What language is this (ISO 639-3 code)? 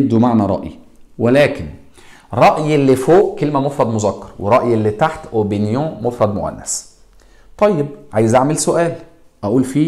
ara